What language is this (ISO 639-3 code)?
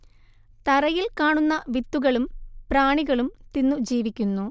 mal